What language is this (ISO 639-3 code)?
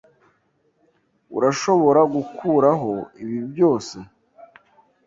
kin